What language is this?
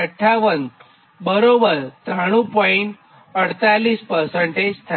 Gujarati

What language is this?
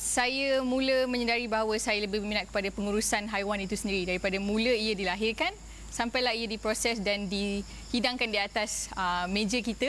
Malay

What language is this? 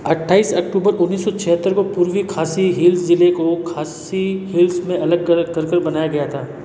Hindi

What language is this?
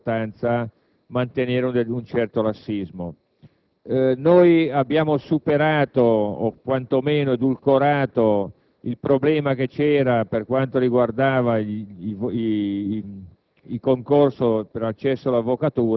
Italian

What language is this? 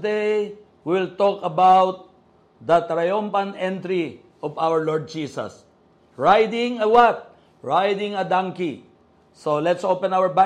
Filipino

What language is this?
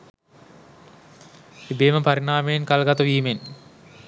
Sinhala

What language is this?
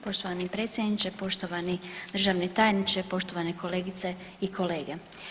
Croatian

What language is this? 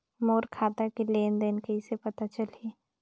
Chhattisgarhi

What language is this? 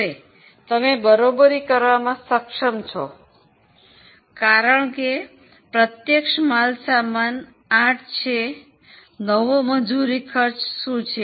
Gujarati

